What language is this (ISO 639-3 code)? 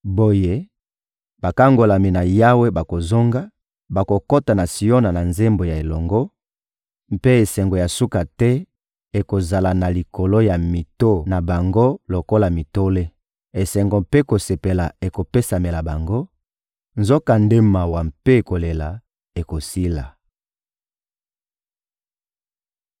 lin